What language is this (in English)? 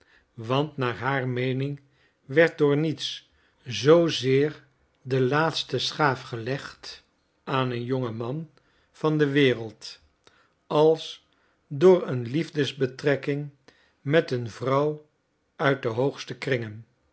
Dutch